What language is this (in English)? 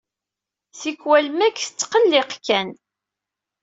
Kabyle